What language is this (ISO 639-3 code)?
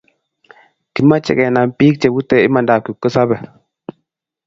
kln